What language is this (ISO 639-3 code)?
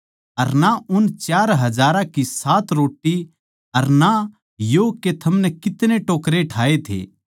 bgc